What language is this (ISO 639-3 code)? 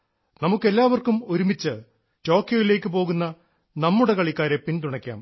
mal